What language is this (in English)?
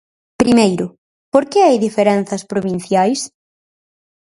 Galician